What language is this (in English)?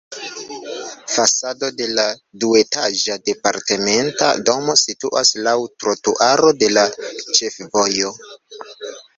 Esperanto